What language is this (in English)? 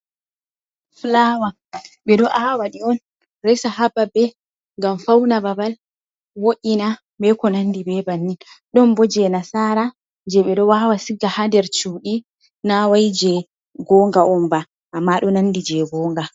Fula